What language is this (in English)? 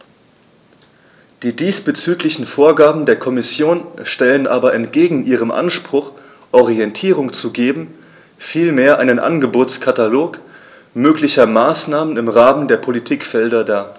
German